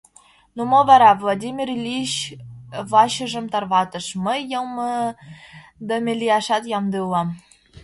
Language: Mari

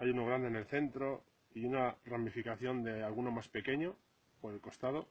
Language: Spanish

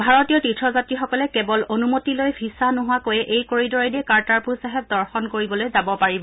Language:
Assamese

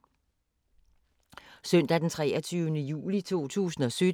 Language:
Danish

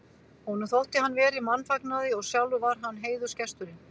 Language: Icelandic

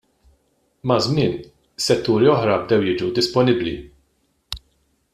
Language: Maltese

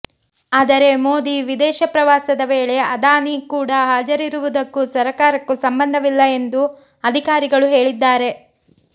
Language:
Kannada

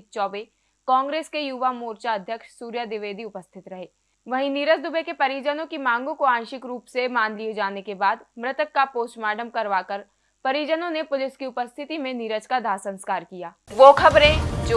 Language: Hindi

